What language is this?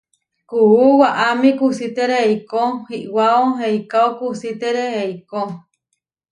Huarijio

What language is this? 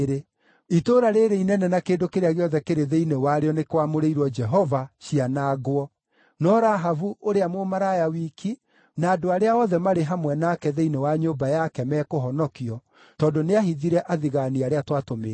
Kikuyu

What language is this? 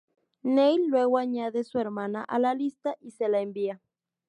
Spanish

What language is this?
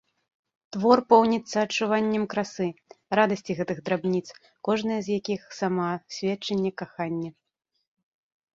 Belarusian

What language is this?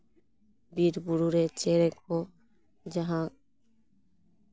Santali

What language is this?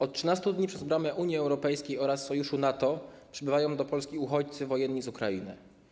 Polish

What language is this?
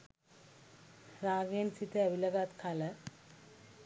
Sinhala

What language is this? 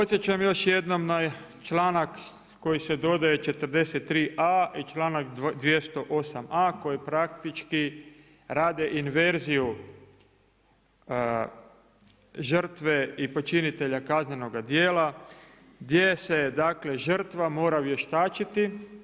Croatian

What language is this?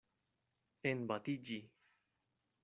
Esperanto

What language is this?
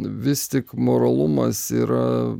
Lithuanian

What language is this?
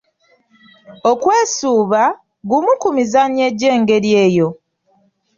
Ganda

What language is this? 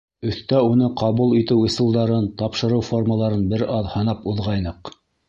Bashkir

